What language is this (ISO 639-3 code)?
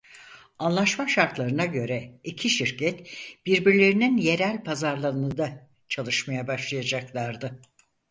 tur